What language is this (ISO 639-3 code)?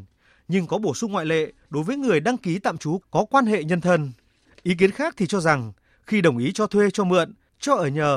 vie